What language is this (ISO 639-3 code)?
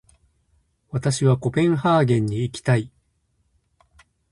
jpn